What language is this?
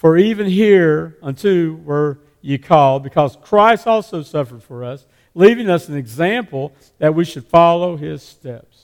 English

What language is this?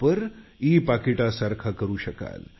Marathi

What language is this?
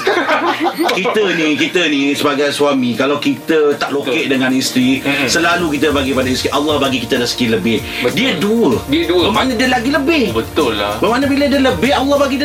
Malay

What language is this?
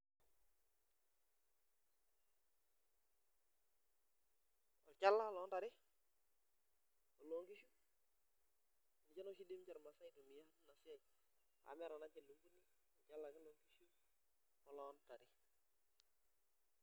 Masai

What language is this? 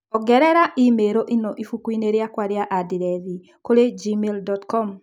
Kikuyu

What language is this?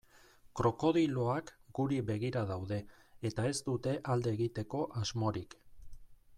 Basque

